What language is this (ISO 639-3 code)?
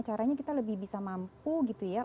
ind